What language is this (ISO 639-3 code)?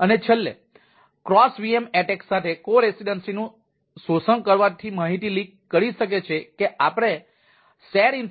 guj